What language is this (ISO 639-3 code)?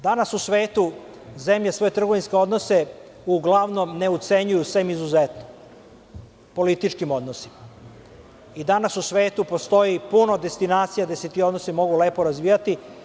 srp